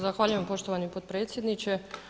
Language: Croatian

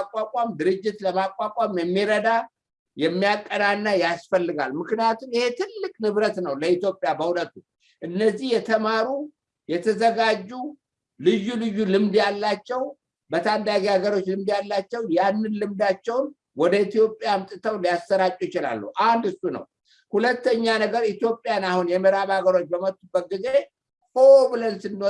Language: Amharic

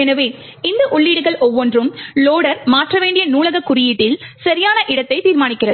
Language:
Tamil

